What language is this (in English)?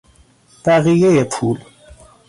Persian